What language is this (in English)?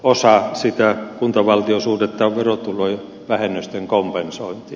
Finnish